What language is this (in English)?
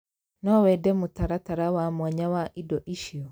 Kikuyu